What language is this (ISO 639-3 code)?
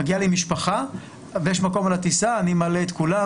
heb